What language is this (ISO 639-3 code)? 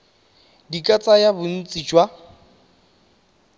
tsn